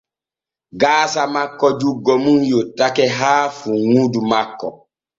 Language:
Borgu Fulfulde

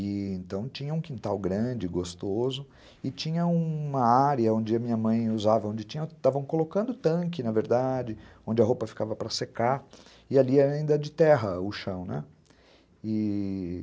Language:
Portuguese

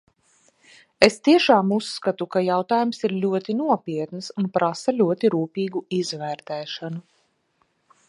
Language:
Latvian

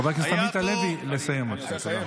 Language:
Hebrew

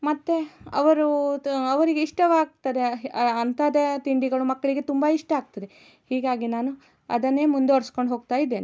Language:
Kannada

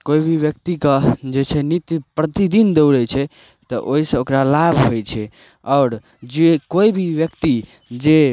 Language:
Maithili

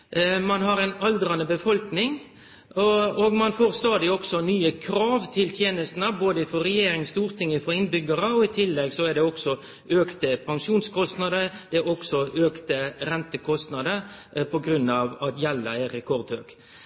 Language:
Norwegian Nynorsk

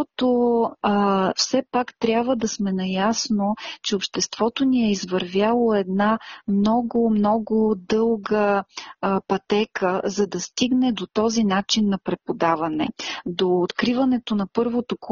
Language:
Bulgarian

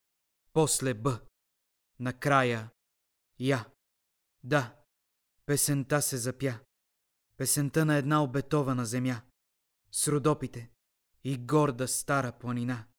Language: Bulgarian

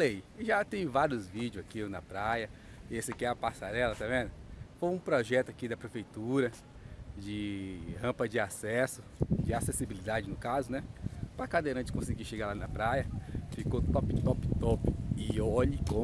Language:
Portuguese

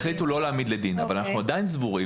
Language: Hebrew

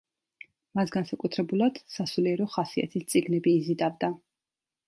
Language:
Georgian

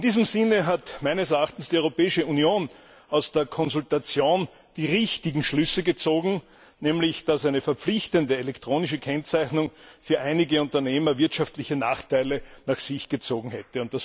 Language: German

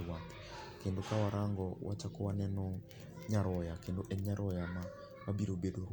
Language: Luo (Kenya and Tanzania)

